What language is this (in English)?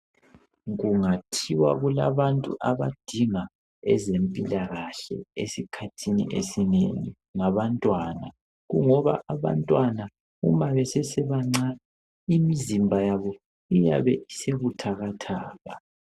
North Ndebele